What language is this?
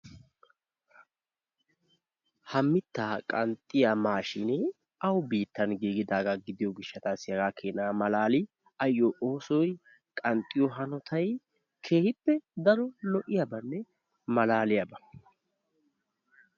Wolaytta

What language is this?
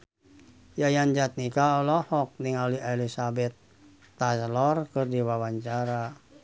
Sundanese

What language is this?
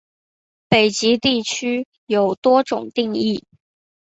Chinese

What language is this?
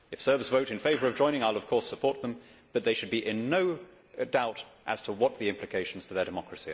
English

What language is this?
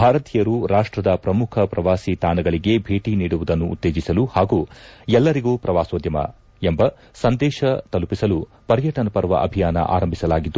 Kannada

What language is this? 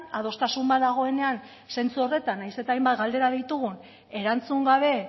Basque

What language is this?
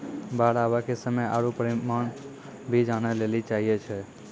Maithili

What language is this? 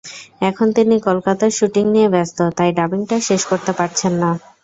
Bangla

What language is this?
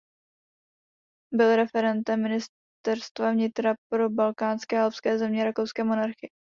Czech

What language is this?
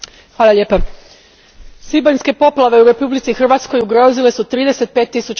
Croatian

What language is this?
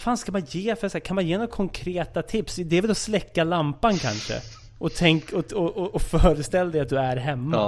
Swedish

